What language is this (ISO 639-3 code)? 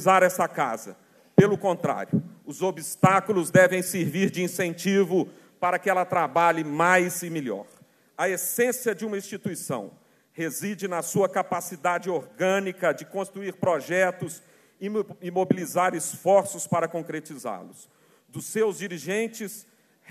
por